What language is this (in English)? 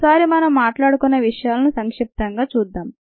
Telugu